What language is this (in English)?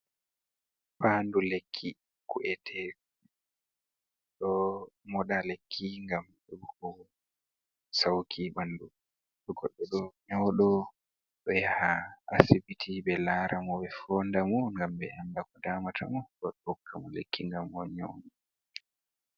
Fula